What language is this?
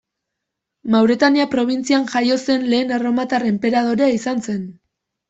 Basque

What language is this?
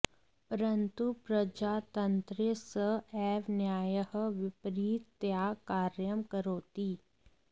Sanskrit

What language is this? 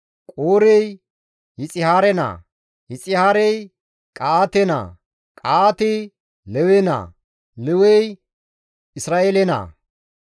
Gamo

